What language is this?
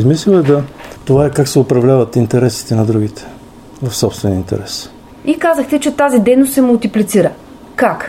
Bulgarian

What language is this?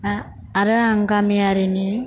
Bodo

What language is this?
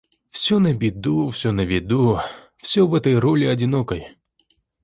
Russian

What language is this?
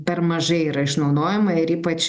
Lithuanian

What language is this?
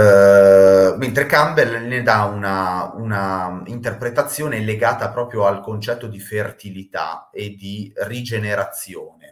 Italian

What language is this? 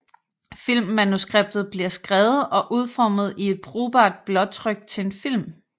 Danish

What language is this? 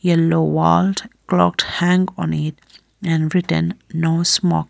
English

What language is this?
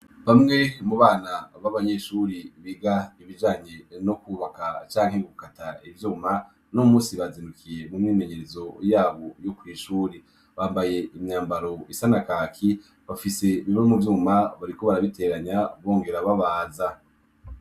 Rundi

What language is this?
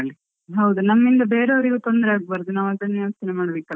Kannada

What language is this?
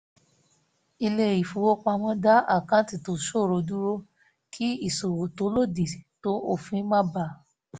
Yoruba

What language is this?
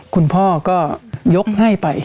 Thai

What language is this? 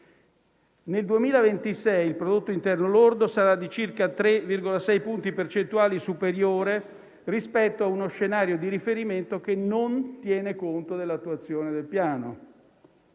Italian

